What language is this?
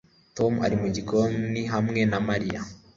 Kinyarwanda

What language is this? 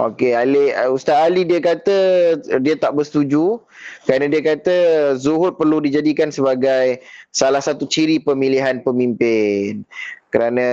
Malay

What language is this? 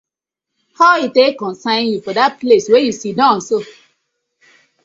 Nigerian Pidgin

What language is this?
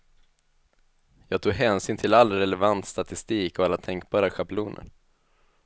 Swedish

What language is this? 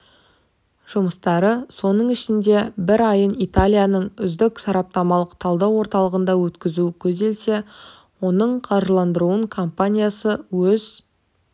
Kazakh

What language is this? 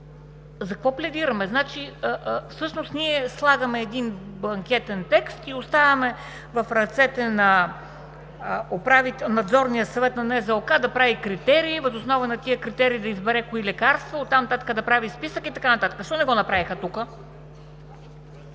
Bulgarian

